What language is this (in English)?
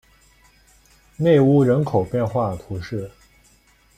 Chinese